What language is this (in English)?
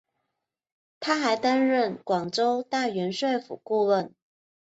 Chinese